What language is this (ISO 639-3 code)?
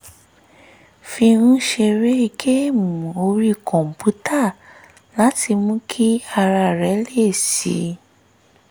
yor